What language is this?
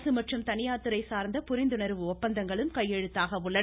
Tamil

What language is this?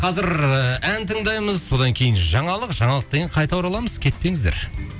Kazakh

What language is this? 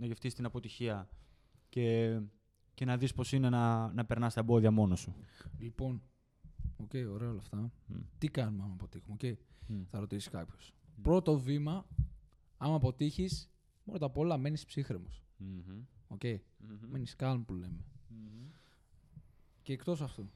Greek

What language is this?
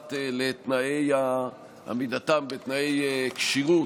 Hebrew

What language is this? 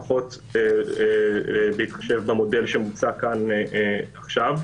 Hebrew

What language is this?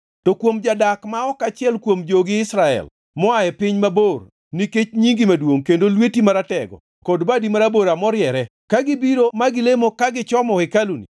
Luo (Kenya and Tanzania)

